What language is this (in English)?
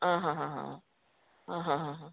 Konkani